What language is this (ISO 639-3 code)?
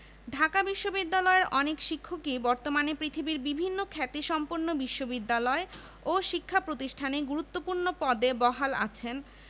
ben